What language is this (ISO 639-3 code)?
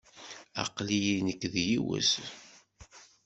kab